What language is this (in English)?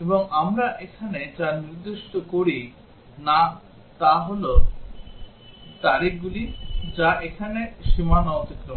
Bangla